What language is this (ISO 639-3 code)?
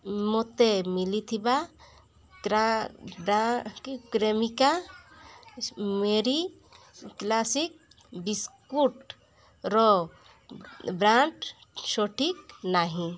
ori